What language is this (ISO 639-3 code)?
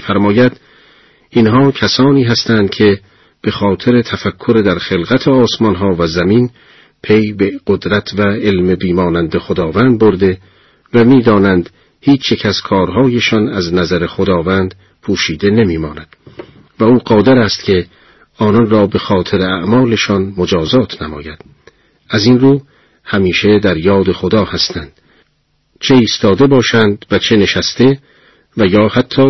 fas